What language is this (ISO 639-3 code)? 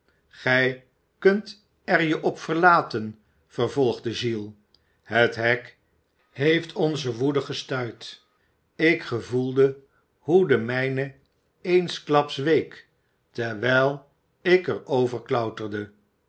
nld